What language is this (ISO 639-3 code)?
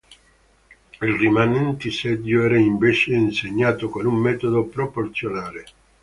ita